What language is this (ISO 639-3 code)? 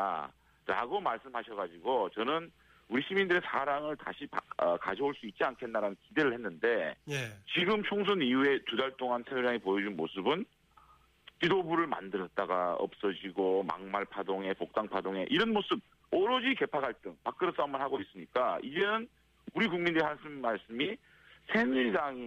kor